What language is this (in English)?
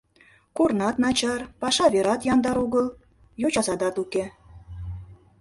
Mari